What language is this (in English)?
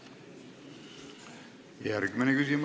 Estonian